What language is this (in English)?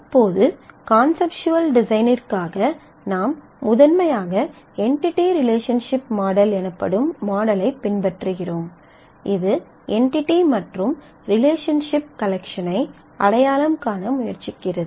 Tamil